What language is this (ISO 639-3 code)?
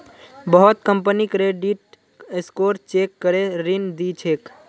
mag